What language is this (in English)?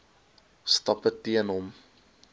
Afrikaans